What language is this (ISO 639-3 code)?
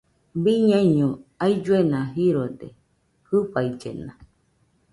hux